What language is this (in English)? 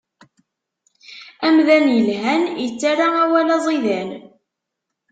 Kabyle